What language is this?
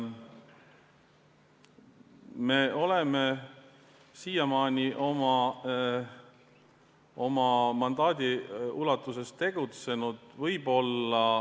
Estonian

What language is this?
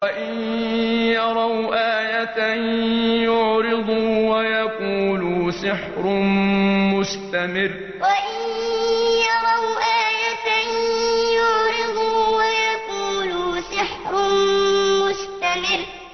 Arabic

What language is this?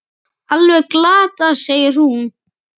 Icelandic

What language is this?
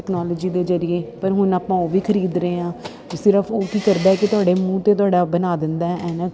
Punjabi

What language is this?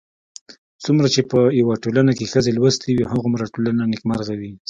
Pashto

